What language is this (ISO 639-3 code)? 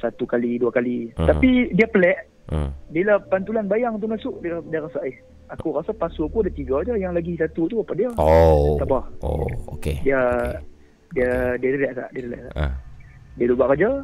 msa